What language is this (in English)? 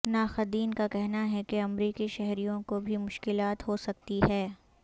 Urdu